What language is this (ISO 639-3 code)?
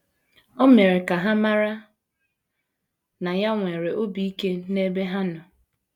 ibo